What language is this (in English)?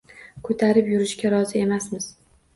Uzbek